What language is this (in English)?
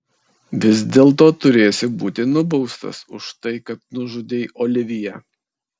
Lithuanian